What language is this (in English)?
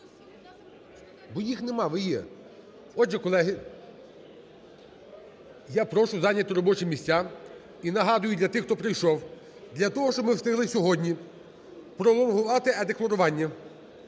Ukrainian